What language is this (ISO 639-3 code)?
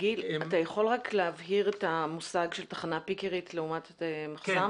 heb